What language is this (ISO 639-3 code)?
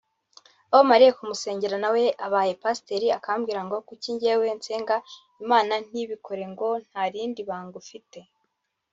kin